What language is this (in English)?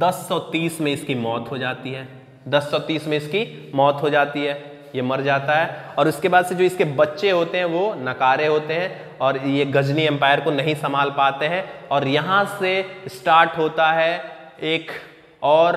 Hindi